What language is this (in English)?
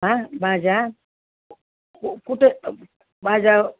Marathi